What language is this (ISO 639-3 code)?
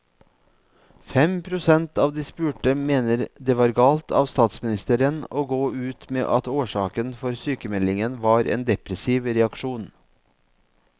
nor